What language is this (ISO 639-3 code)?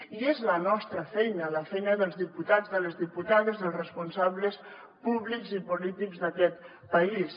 cat